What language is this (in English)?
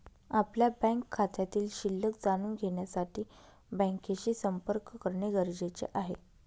Marathi